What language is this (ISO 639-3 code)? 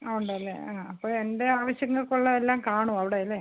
mal